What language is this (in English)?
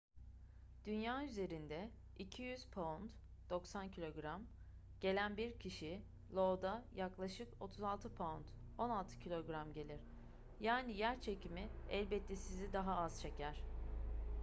Turkish